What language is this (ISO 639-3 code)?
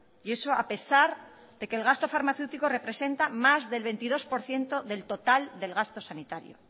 spa